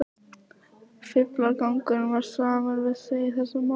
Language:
Icelandic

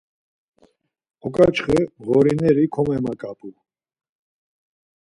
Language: Laz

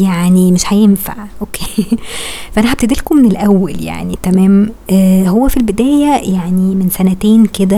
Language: Arabic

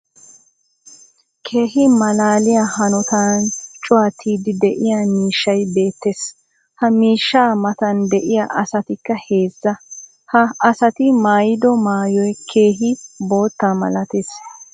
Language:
Wolaytta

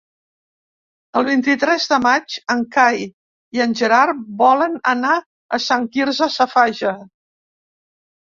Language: Catalan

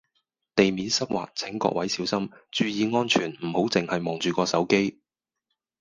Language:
Cantonese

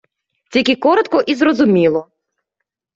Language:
Ukrainian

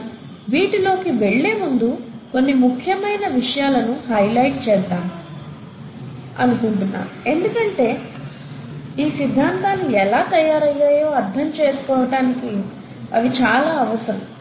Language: Telugu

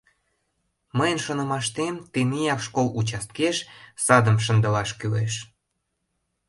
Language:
Mari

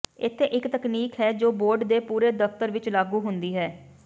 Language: Punjabi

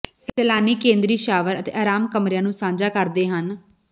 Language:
Punjabi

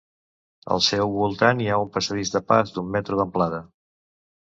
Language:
Catalan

